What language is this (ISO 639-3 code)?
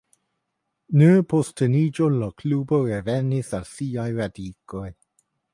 epo